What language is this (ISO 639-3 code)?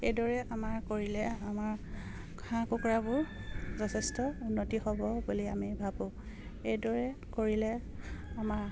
asm